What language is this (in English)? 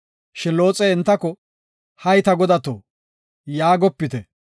Gofa